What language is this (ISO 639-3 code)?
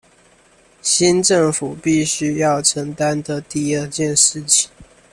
zho